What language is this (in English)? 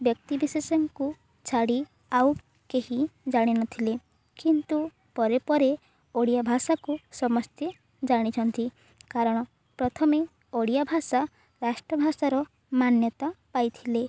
Odia